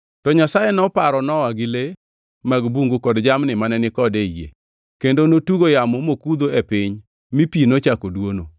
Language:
Luo (Kenya and Tanzania)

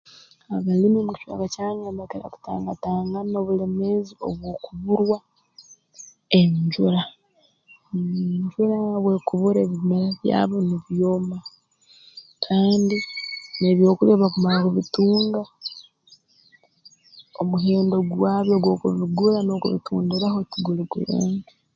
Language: Tooro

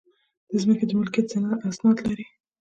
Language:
Pashto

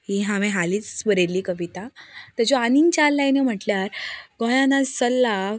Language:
Konkani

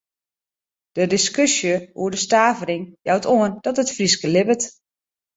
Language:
Western Frisian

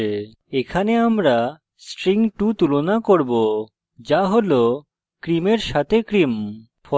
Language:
Bangla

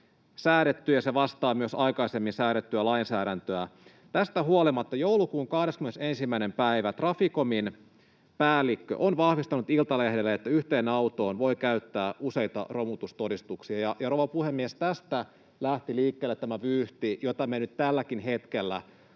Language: Finnish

